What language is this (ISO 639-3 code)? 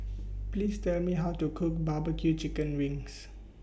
eng